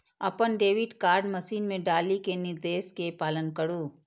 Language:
Maithili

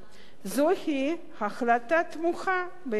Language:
Hebrew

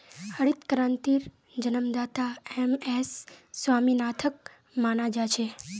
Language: Magahi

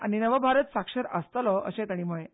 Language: Konkani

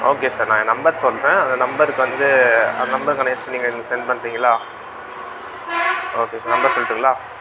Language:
Tamil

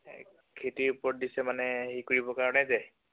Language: Assamese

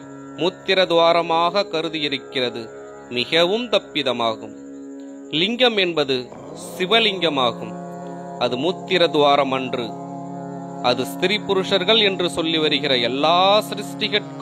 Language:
Arabic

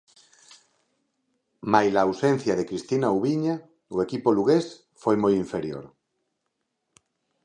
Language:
Galician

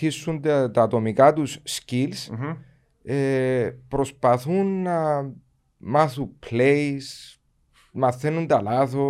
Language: Greek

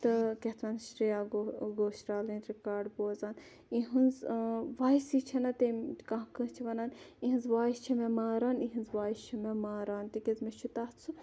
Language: Kashmiri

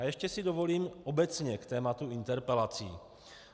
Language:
Czech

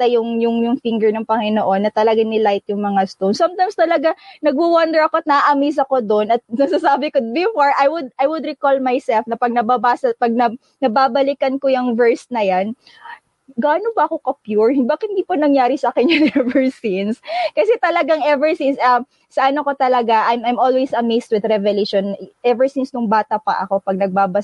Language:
Filipino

